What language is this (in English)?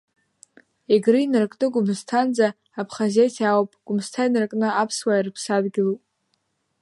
Abkhazian